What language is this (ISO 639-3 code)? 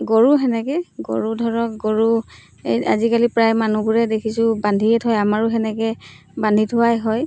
asm